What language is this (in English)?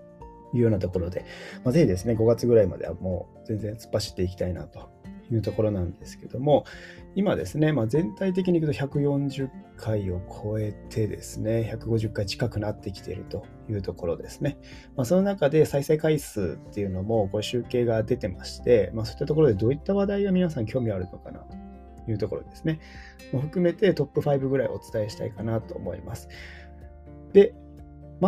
Japanese